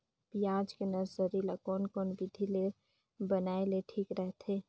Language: Chhattisgarhi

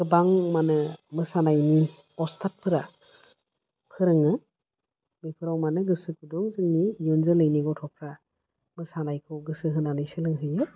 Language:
Bodo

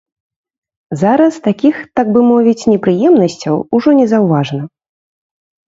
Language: Belarusian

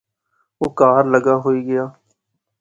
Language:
Pahari-Potwari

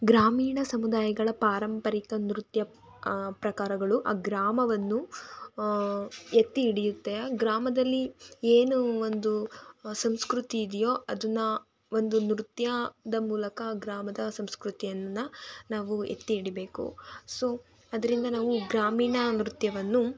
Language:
Kannada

